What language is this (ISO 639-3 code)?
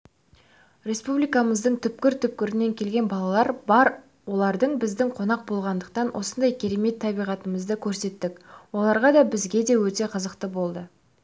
kaz